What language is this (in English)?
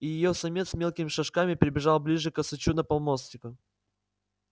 Russian